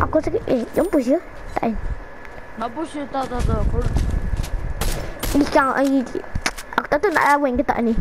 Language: Malay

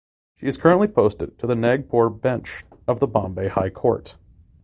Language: English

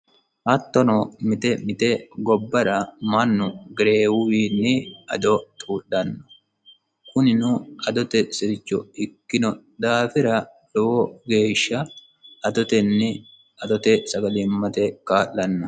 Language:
Sidamo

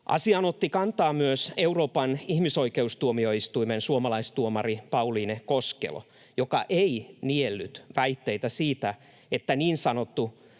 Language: Finnish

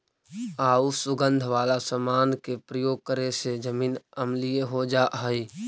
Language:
Magahi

